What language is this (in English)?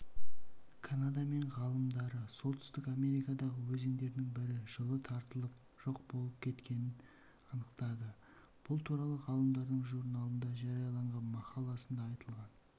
Kazakh